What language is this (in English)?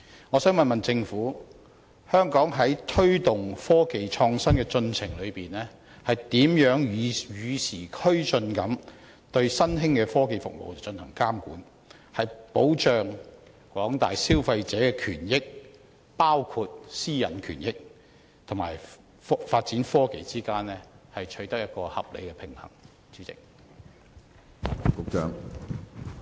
Cantonese